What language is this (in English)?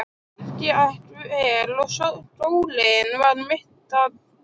Icelandic